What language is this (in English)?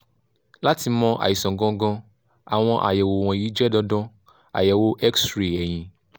Yoruba